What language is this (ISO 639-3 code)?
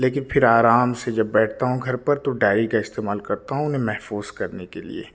urd